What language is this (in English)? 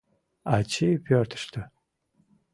Mari